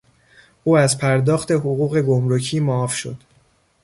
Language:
Persian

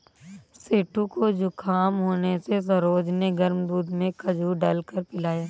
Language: Hindi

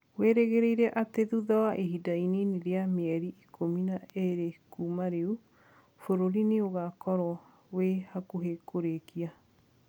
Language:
Kikuyu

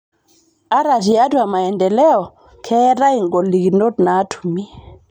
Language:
Masai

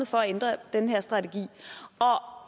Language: Danish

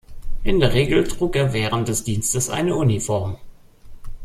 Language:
German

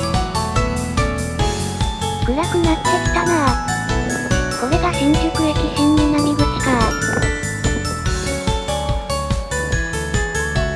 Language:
Japanese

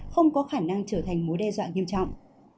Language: Vietnamese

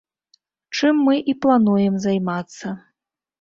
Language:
Belarusian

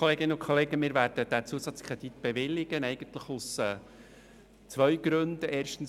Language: Swiss German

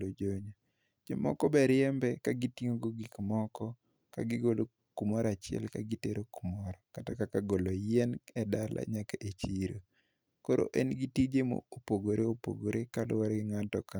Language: Luo (Kenya and Tanzania)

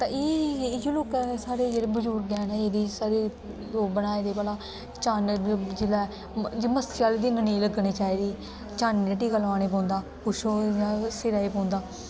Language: Dogri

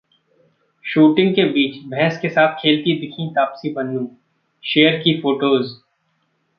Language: Hindi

